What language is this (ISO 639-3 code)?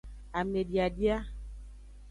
ajg